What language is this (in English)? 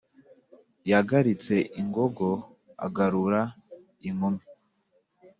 Kinyarwanda